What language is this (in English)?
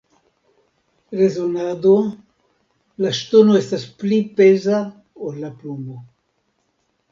Esperanto